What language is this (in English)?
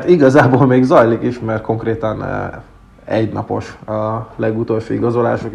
Hungarian